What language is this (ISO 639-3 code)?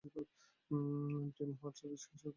ben